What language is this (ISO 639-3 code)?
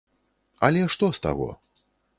bel